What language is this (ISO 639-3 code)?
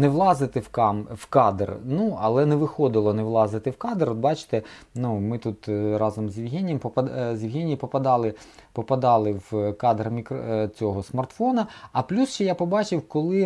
ukr